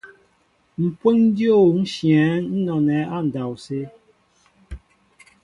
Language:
Mbo (Cameroon)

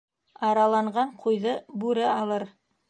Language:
Bashkir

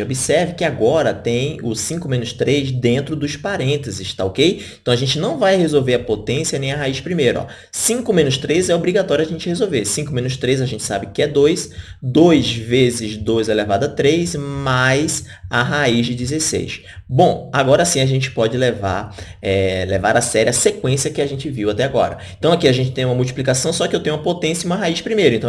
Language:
Portuguese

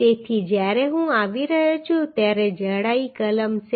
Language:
Gujarati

